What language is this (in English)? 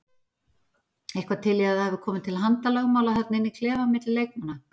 Icelandic